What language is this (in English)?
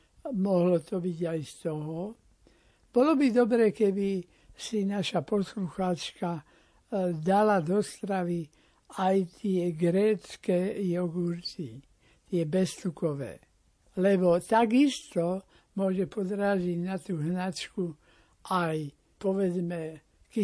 Slovak